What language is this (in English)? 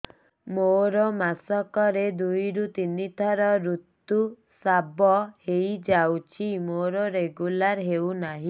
Odia